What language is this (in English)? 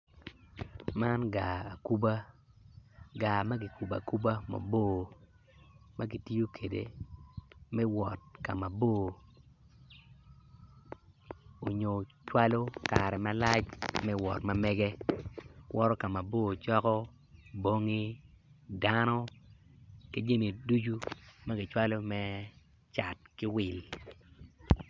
Acoli